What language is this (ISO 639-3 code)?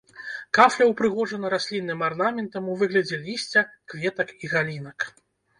bel